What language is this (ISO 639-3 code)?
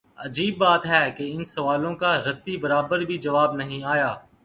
urd